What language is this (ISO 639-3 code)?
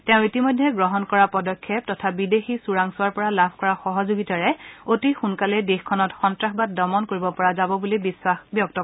asm